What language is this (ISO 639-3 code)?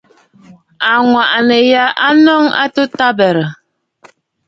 bfd